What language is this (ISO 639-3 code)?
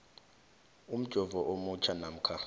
nbl